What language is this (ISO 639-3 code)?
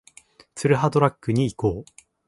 jpn